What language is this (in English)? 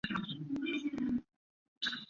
Chinese